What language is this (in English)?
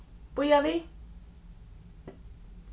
Faroese